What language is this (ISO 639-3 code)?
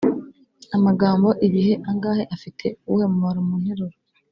kin